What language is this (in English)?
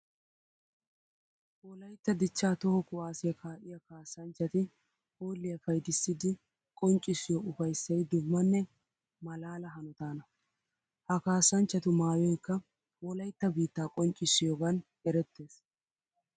Wolaytta